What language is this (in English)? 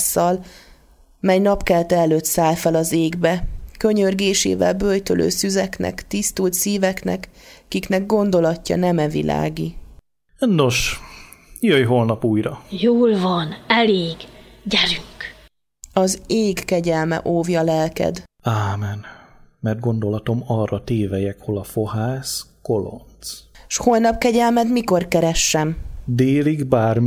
Hungarian